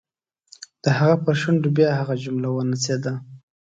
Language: Pashto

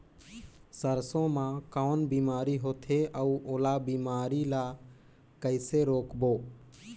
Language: Chhattisgarhi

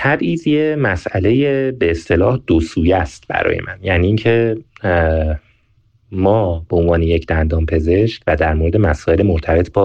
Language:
Persian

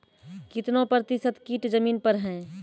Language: Maithili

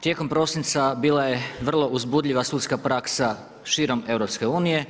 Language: Croatian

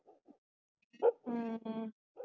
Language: Punjabi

